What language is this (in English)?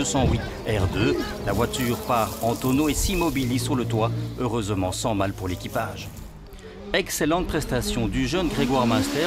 French